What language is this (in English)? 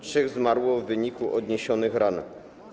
Polish